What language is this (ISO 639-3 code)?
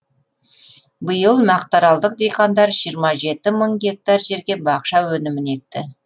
kaz